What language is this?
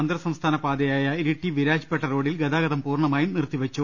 Malayalam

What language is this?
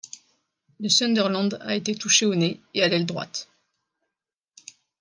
French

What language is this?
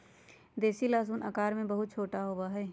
Magahi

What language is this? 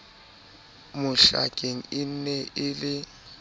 Southern Sotho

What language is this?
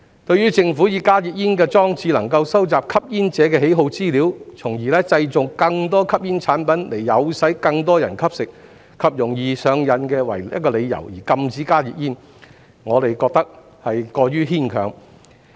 Cantonese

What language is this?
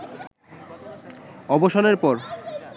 Bangla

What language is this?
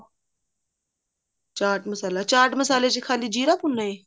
Punjabi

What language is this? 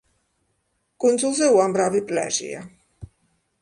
Georgian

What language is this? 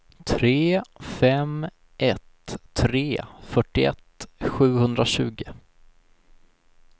Swedish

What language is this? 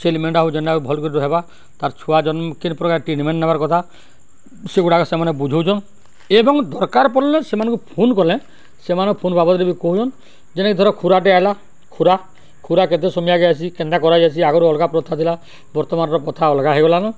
Odia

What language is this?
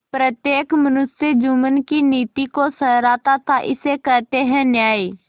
Hindi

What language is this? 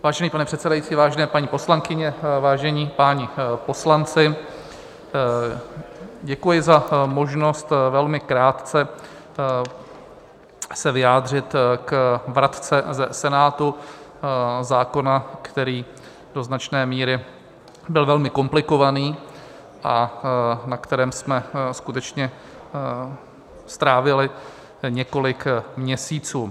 Czech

